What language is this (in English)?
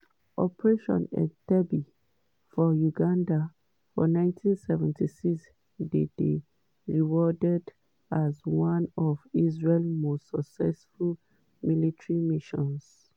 Nigerian Pidgin